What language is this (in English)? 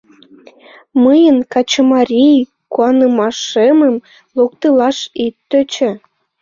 Mari